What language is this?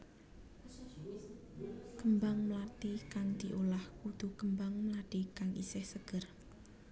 Javanese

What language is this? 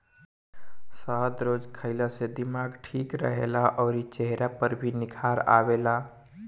Bhojpuri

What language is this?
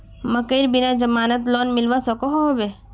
Magahi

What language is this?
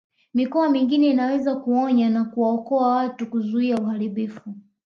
Swahili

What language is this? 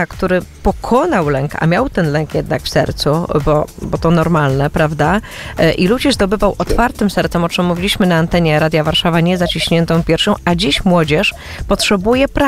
Polish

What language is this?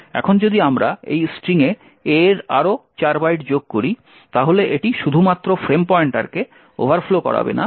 Bangla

